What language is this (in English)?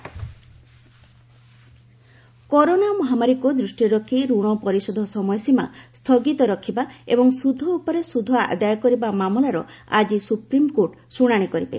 Odia